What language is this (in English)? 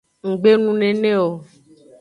Aja (Benin)